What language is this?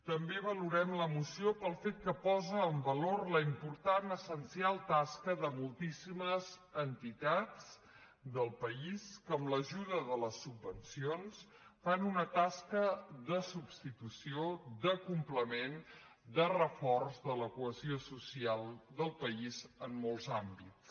Catalan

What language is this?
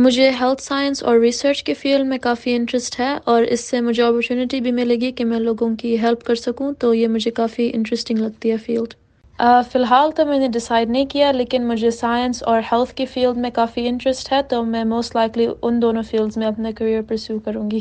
Urdu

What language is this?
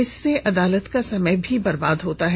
Hindi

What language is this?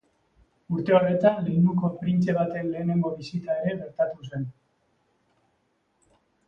Basque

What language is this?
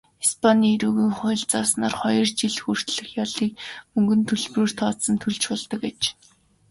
Mongolian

